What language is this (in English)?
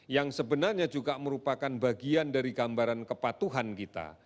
Indonesian